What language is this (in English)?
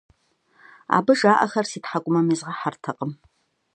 Kabardian